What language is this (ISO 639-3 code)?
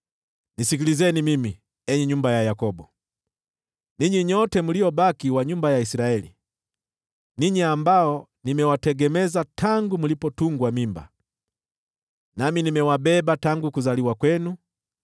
swa